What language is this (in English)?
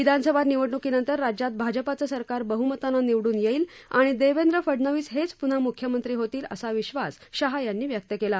Marathi